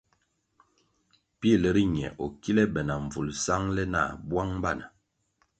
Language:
Kwasio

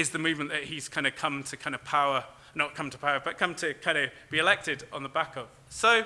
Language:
English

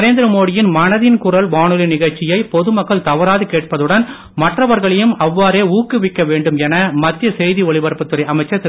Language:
Tamil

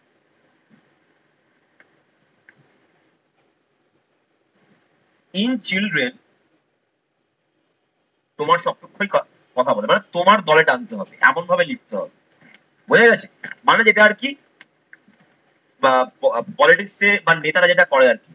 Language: Bangla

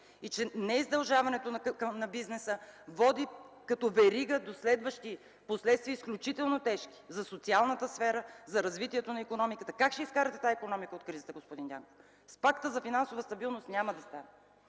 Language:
Bulgarian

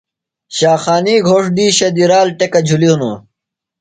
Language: Phalura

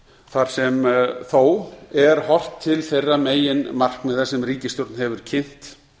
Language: Icelandic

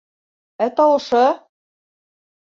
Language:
Bashkir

